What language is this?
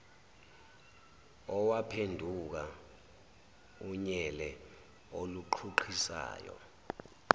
Zulu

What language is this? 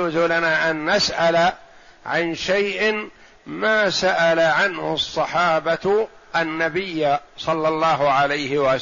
Arabic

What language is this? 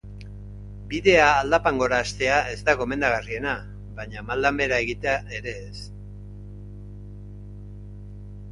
Basque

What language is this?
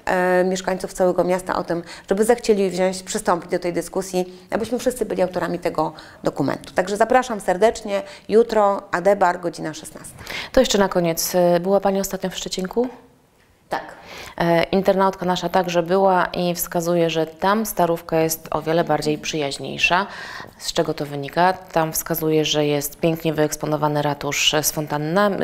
Polish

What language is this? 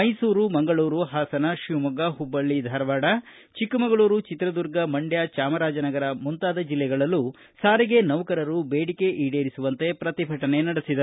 Kannada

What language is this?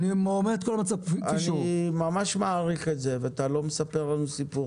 Hebrew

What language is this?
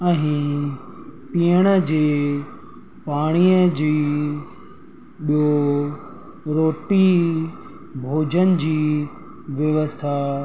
Sindhi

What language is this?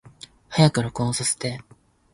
Japanese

